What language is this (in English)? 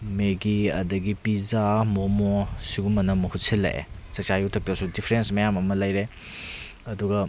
Manipuri